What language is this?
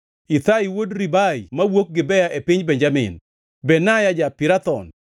Luo (Kenya and Tanzania)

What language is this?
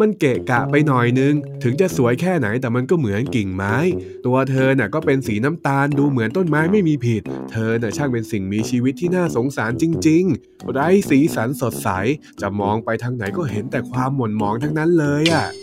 Thai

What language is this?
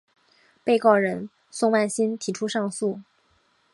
Chinese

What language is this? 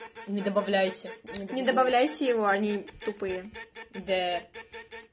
Russian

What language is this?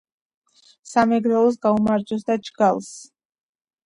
Georgian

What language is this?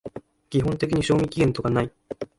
Japanese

